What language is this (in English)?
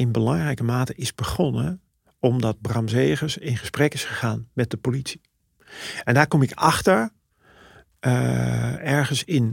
Dutch